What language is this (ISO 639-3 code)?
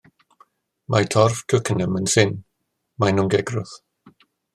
cym